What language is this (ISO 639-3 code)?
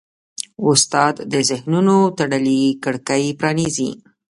pus